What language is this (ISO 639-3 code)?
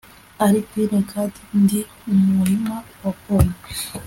kin